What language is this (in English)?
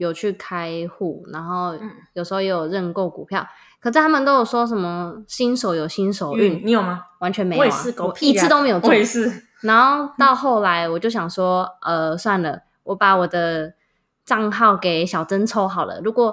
Chinese